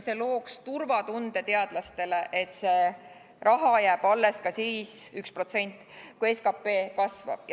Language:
Estonian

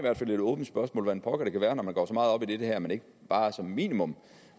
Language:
Danish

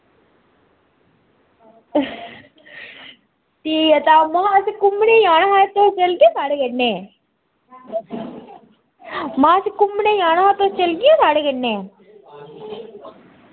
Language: Dogri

